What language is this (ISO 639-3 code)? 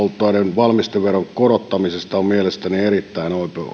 fin